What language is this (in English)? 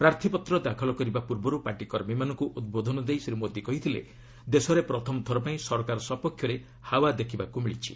Odia